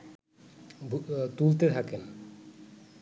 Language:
Bangla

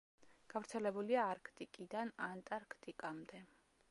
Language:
Georgian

